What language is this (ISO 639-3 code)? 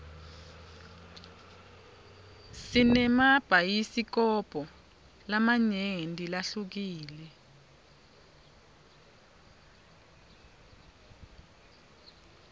ssw